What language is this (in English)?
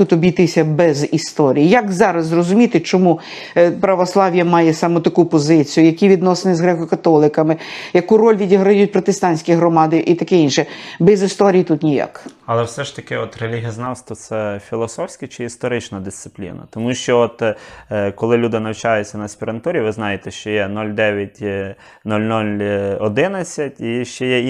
Ukrainian